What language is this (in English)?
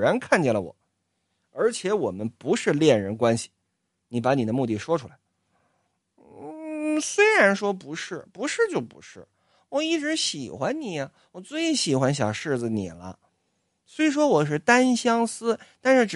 Chinese